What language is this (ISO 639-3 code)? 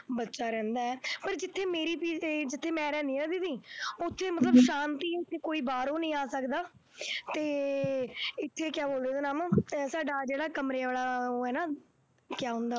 pan